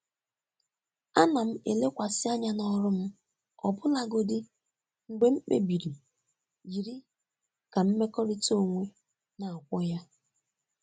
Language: Igbo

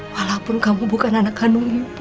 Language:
Indonesian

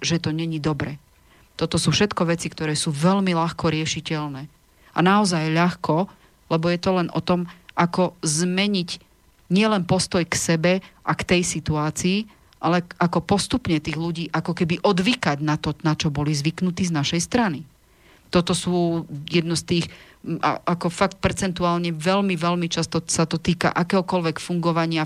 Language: Slovak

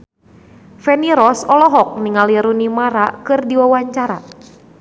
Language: Sundanese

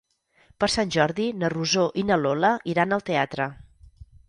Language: Catalan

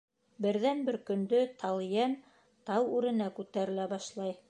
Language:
Bashkir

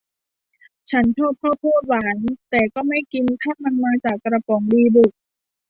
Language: Thai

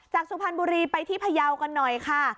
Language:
Thai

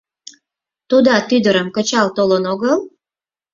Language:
Mari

